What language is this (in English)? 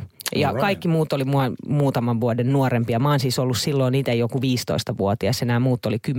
Finnish